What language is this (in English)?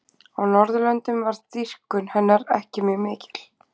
Icelandic